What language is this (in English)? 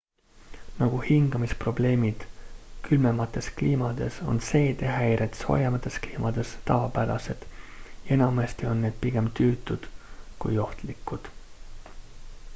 Estonian